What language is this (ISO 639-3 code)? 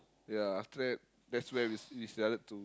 eng